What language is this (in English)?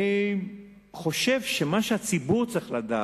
Hebrew